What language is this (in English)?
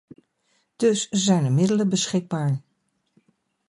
Dutch